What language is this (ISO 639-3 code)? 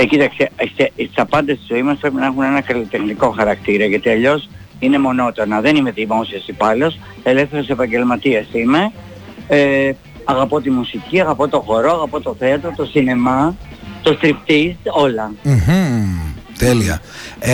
ell